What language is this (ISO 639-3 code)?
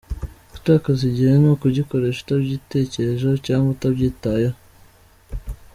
kin